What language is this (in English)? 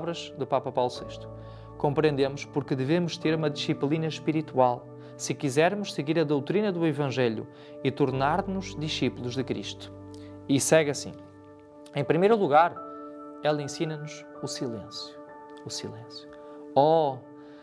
Portuguese